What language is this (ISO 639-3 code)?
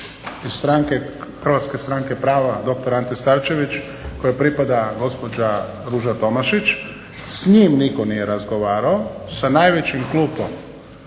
hrv